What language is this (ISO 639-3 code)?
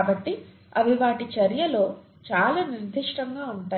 tel